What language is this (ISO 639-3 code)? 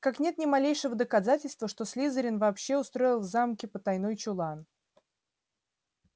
rus